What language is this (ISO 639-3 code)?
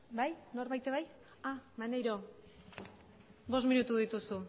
eus